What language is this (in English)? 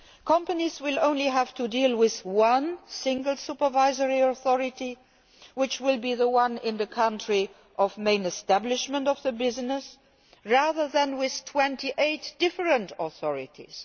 English